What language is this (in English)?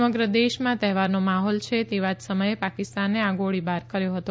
Gujarati